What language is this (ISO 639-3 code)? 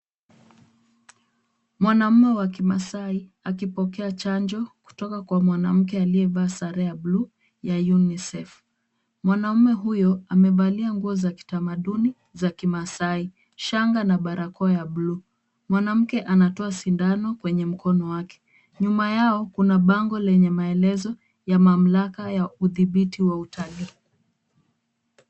swa